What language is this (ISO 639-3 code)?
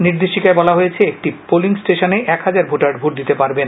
ben